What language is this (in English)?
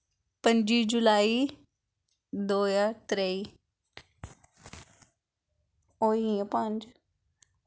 Dogri